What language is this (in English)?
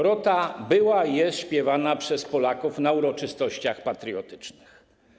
Polish